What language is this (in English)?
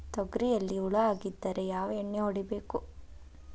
Kannada